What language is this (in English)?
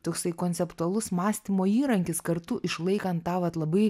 Lithuanian